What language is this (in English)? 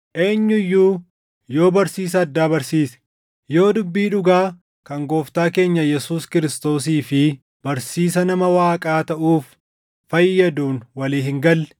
Oromo